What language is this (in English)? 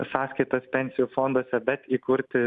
Lithuanian